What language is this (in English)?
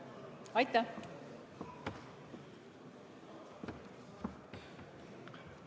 Estonian